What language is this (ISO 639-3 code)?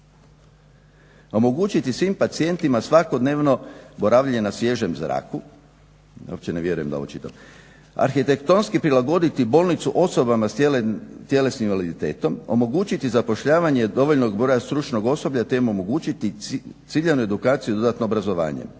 hrv